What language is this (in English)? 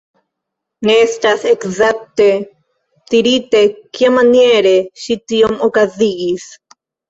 Esperanto